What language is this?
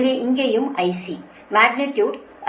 Tamil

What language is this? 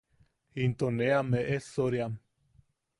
Yaqui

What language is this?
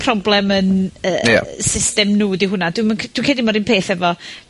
Welsh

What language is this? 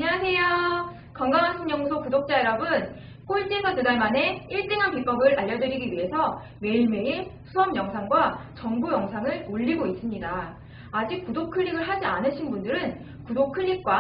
Korean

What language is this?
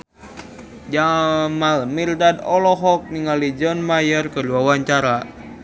Sundanese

